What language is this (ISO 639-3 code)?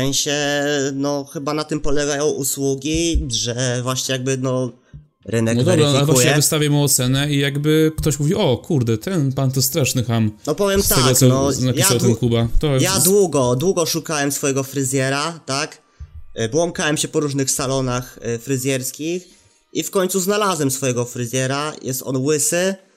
pol